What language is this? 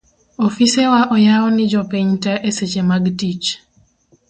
Luo (Kenya and Tanzania)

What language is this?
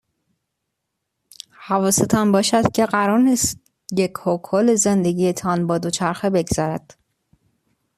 Persian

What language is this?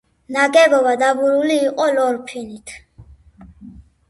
Georgian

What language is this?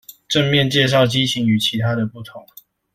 Chinese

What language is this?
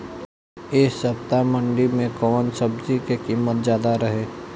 Bhojpuri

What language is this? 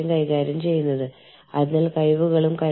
Malayalam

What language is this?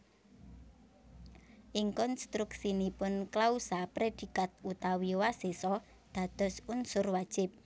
Javanese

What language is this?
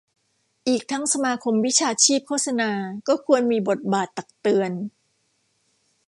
Thai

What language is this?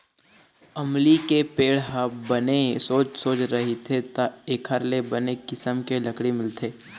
Chhattisgarhi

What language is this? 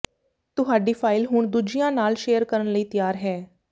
Punjabi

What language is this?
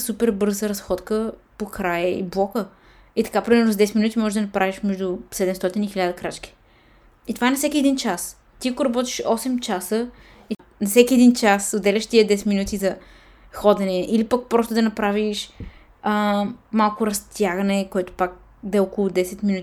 Bulgarian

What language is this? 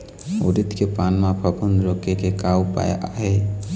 Chhattisgarhi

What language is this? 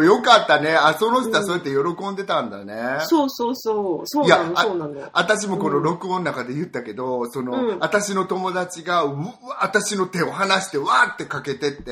Japanese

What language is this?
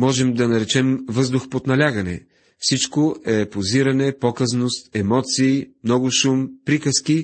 Bulgarian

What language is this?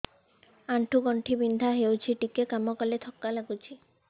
Odia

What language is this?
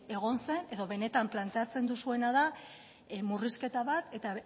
Basque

